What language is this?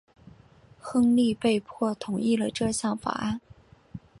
Chinese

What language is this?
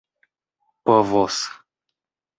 Esperanto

